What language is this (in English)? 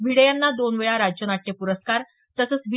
Marathi